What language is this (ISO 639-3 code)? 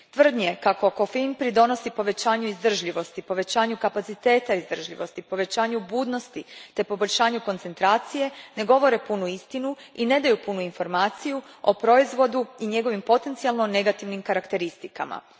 hrv